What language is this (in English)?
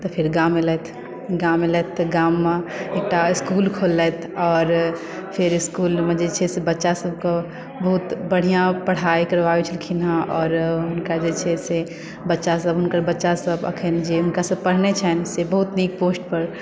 Maithili